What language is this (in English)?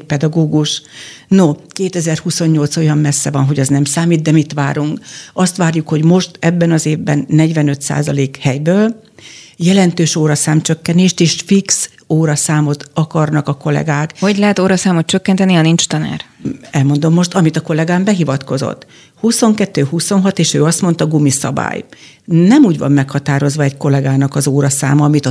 Hungarian